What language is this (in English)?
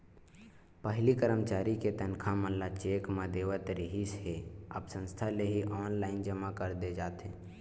Chhattisgarhi